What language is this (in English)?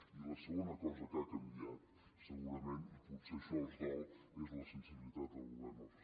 Catalan